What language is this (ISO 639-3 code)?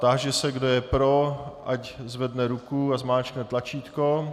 ces